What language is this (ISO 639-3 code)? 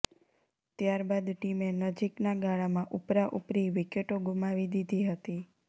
guj